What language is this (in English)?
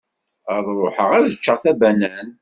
Kabyle